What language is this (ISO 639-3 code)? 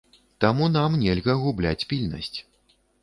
bel